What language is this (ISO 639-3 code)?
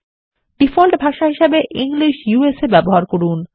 ben